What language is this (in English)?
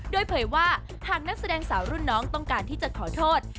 Thai